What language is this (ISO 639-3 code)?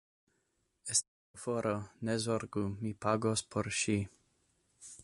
epo